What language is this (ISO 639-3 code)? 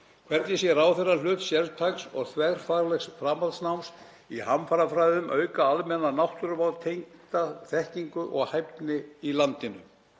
isl